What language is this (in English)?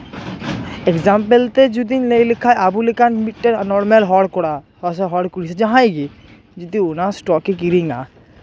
Santali